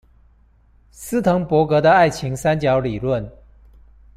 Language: Chinese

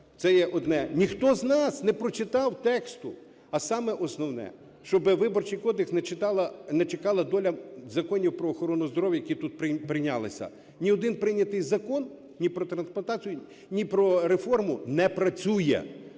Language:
Ukrainian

